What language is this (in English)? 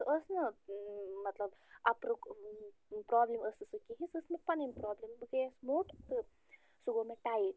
Kashmiri